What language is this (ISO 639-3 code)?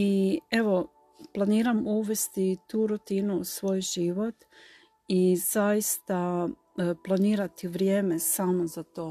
hrv